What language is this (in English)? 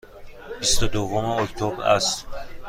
Persian